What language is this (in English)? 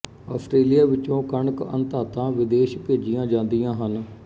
Punjabi